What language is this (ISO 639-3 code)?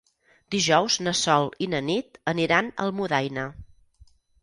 cat